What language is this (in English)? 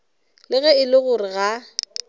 Northern Sotho